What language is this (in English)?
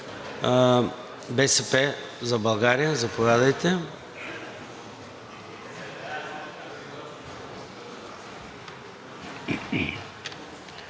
Bulgarian